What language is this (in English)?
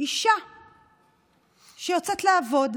Hebrew